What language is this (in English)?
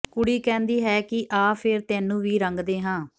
Punjabi